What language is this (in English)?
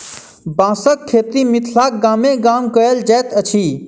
Maithili